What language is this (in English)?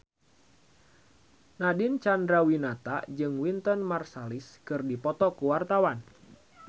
Sundanese